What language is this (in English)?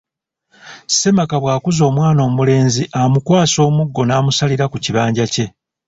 Ganda